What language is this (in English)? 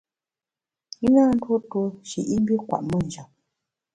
Bamun